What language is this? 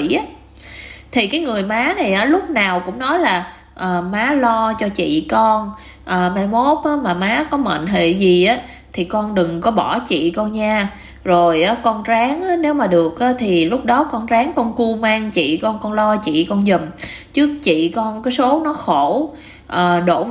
Vietnamese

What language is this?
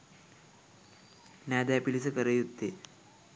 Sinhala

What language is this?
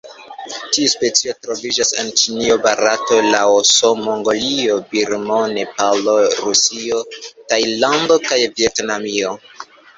Esperanto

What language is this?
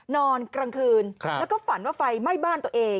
Thai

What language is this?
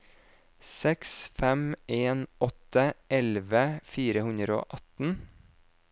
Norwegian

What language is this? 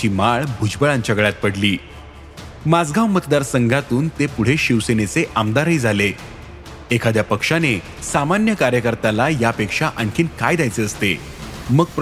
Marathi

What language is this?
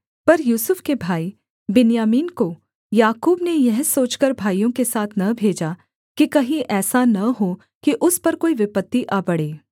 Hindi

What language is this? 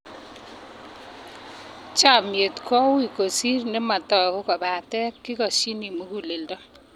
Kalenjin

